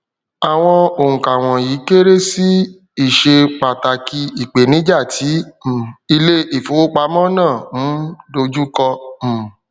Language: Yoruba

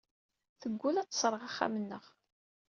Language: Kabyle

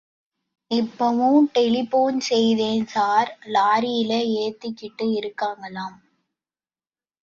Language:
Tamil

